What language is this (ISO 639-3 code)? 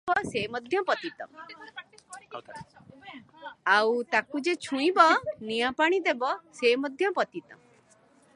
ori